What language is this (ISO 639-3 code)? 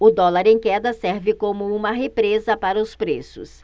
por